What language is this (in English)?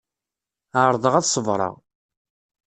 Kabyle